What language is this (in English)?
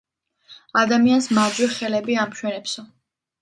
Georgian